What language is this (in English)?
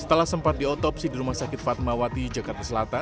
Indonesian